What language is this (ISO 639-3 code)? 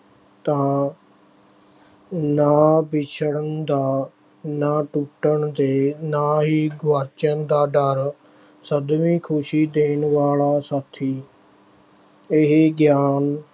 pan